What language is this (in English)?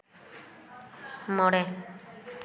Santali